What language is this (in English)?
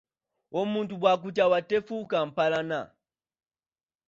Ganda